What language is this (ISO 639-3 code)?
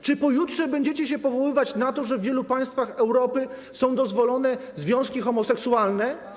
pol